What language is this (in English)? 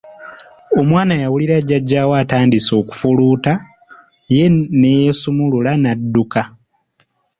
Ganda